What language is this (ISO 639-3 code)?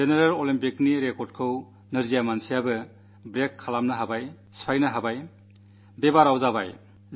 mal